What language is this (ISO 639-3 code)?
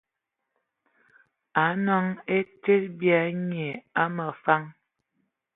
ewo